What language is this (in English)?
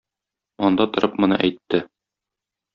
Tatar